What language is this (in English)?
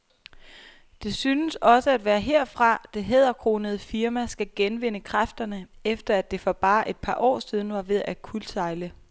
Danish